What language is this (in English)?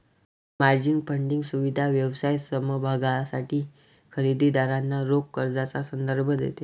Marathi